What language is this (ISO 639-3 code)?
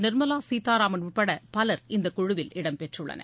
tam